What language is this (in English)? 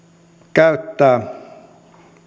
Finnish